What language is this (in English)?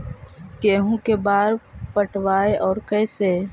Magahi